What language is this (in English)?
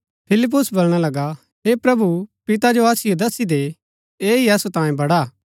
Gaddi